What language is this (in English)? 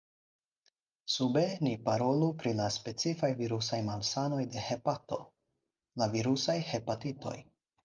Esperanto